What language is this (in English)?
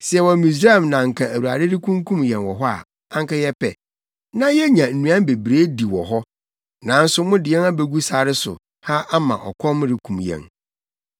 Akan